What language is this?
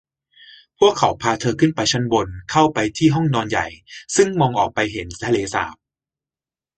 Thai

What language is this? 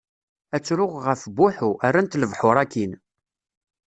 Kabyle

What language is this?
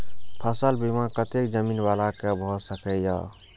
Maithili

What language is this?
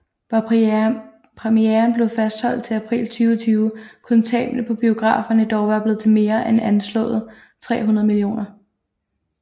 Danish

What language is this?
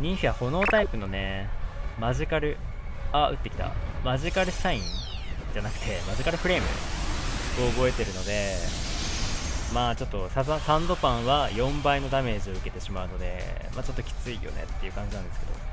Japanese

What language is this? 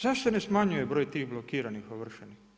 Croatian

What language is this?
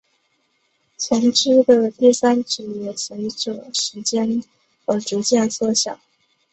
Chinese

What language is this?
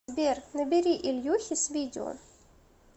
Russian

